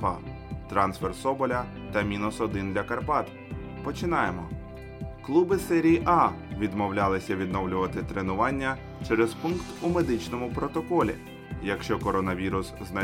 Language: Ukrainian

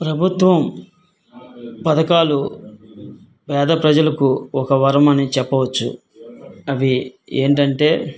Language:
Telugu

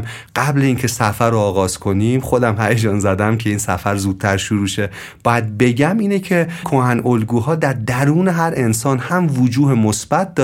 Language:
Persian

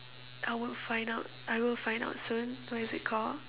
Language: English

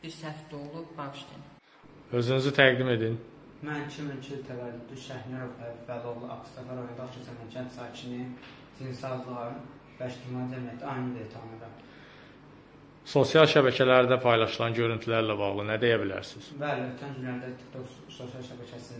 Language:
Turkish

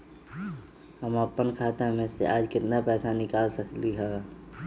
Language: Magahi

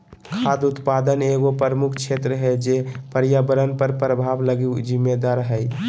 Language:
Magahi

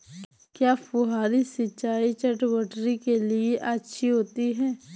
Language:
Hindi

